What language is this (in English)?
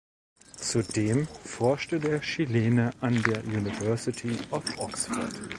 German